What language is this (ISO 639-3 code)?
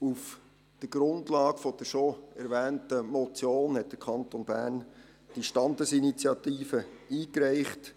gsw